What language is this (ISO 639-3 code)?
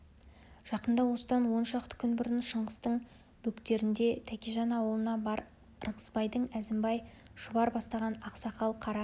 kaz